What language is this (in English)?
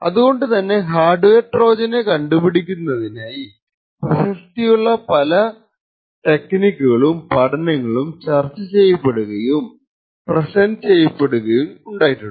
Malayalam